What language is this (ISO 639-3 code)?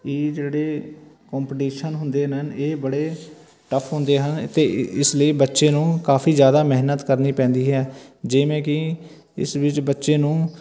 pan